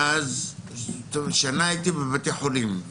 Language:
Hebrew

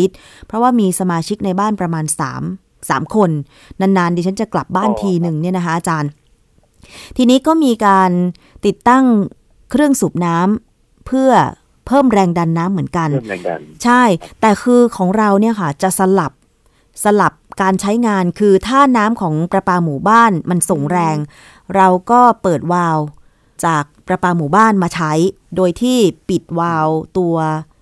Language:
Thai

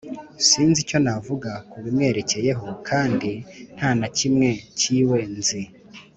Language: Kinyarwanda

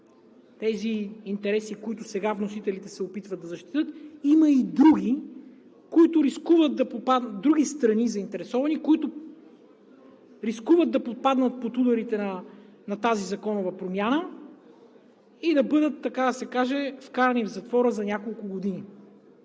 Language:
Bulgarian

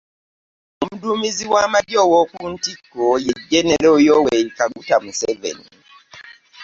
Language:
Ganda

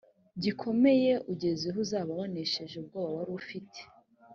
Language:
Kinyarwanda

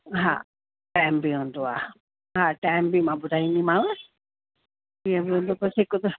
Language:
Sindhi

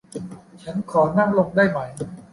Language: Thai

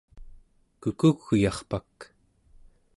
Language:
Central Yupik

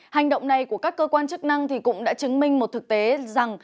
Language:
Vietnamese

